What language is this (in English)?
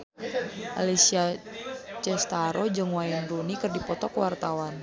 Sundanese